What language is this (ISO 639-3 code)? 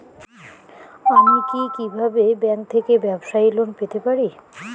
ben